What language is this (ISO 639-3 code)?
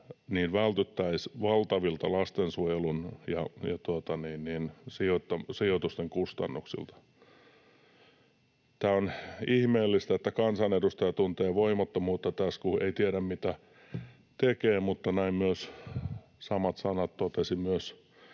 fin